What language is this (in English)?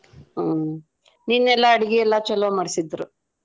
Kannada